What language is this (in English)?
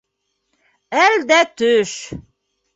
Bashkir